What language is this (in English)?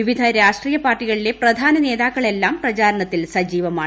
Malayalam